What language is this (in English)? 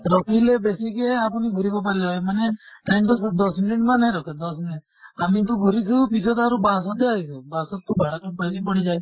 Assamese